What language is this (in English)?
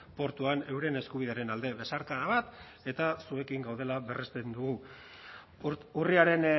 Basque